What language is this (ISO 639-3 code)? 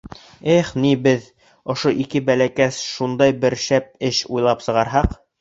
bak